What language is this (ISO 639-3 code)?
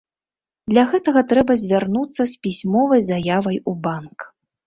bel